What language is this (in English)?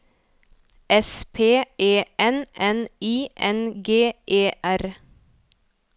Norwegian